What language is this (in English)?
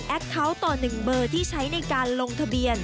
Thai